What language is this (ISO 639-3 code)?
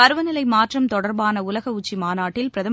tam